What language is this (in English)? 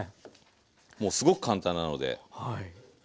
Japanese